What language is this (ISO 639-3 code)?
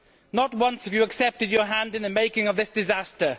eng